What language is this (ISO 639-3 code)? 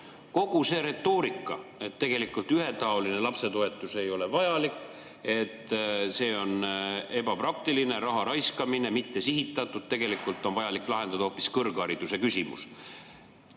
est